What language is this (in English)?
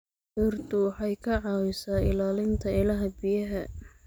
Somali